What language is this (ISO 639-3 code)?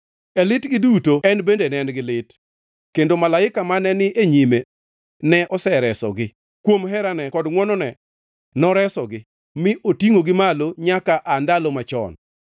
luo